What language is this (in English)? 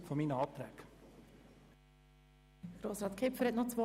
Swiss German